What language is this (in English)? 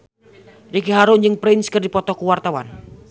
Sundanese